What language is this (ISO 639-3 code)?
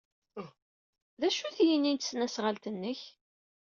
kab